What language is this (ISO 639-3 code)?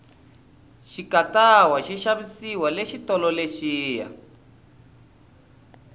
tso